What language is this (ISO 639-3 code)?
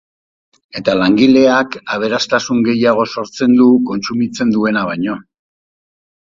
eus